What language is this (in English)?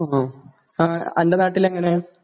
Malayalam